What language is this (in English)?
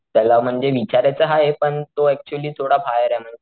Marathi